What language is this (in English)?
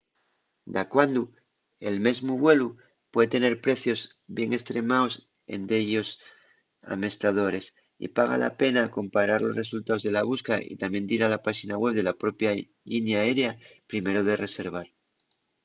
Asturian